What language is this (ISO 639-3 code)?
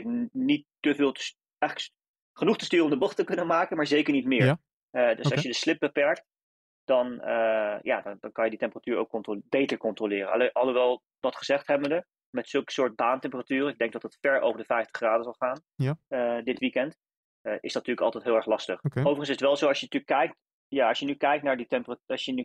nld